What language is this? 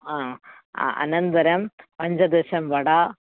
Sanskrit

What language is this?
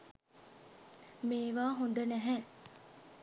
Sinhala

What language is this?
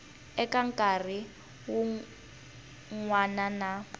Tsonga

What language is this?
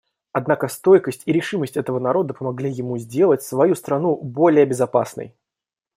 Russian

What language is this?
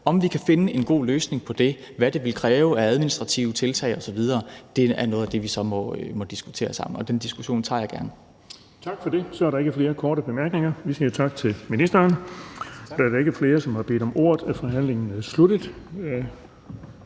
Danish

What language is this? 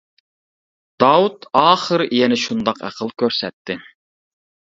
Uyghur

